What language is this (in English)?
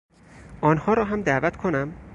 Persian